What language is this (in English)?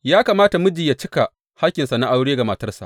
Hausa